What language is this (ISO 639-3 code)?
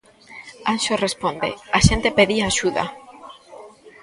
glg